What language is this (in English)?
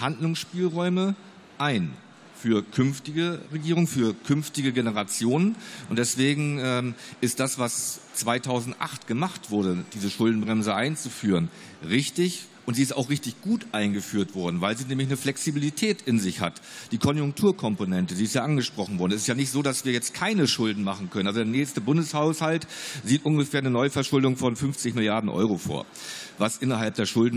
German